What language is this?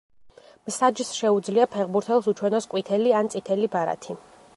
Georgian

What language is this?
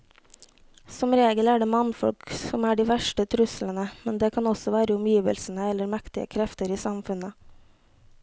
Norwegian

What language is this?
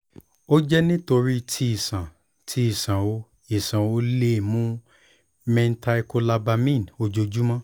Yoruba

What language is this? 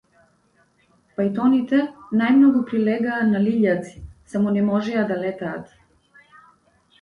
Macedonian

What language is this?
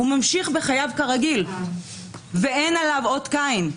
Hebrew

